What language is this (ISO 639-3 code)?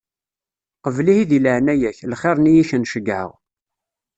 kab